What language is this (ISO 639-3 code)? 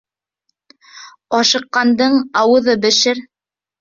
bak